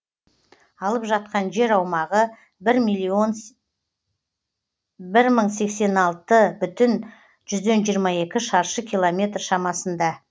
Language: Kazakh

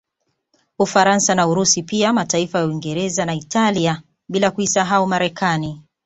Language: Swahili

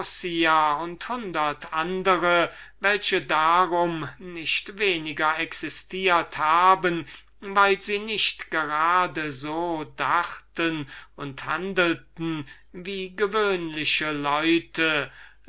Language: German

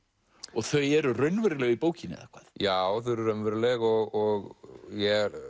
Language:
Icelandic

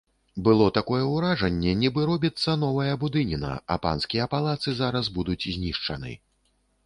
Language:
Belarusian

